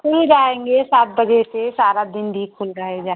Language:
Hindi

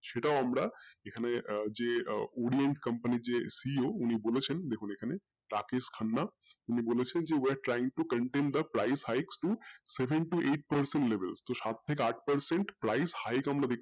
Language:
Bangla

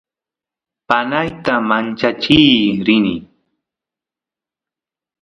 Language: Santiago del Estero Quichua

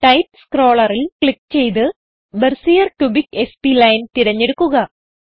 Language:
Malayalam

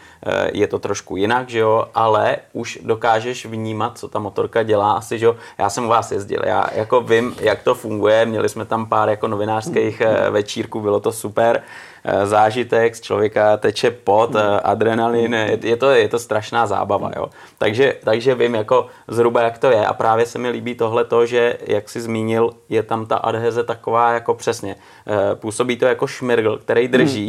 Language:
Czech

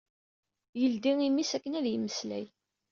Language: Kabyle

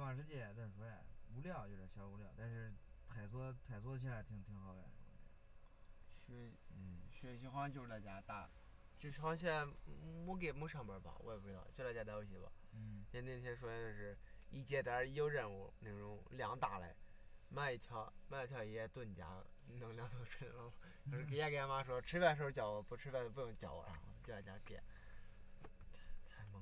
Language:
Chinese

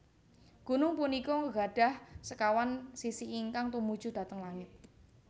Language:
Javanese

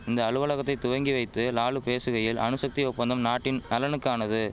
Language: Tamil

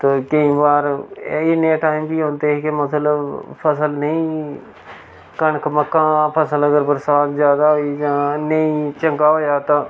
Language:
Dogri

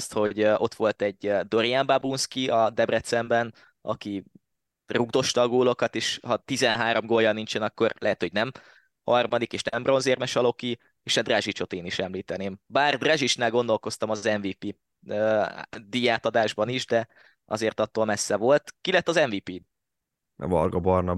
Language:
Hungarian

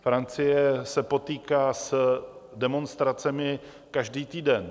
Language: Czech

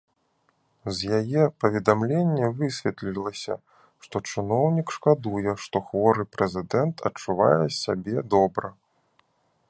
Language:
Belarusian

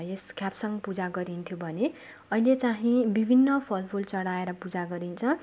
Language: Nepali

